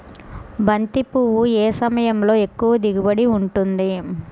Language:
Telugu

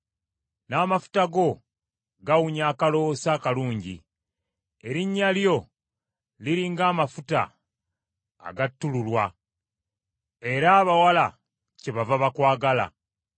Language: Ganda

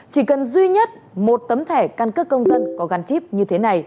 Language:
Vietnamese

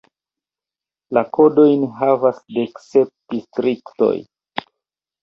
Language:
Esperanto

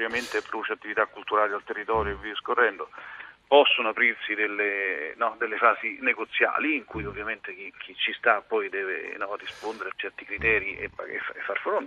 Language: Italian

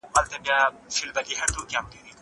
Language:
Pashto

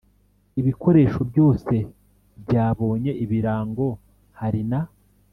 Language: Kinyarwanda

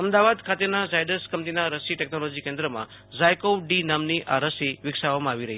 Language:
Gujarati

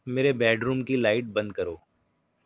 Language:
Urdu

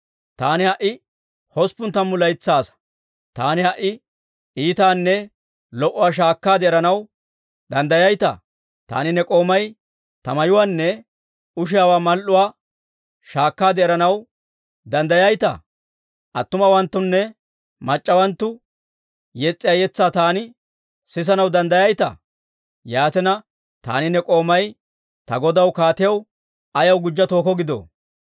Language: Dawro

